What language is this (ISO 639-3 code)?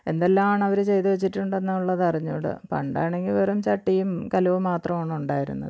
mal